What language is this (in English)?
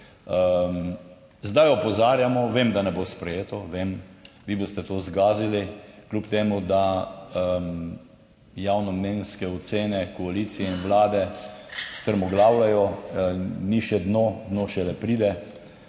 Slovenian